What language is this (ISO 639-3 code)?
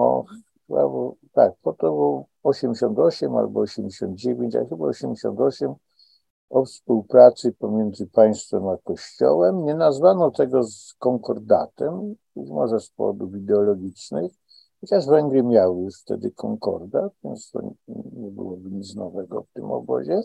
pol